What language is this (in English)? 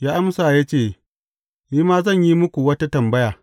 Hausa